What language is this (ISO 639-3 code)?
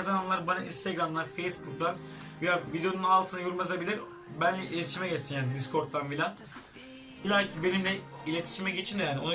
tur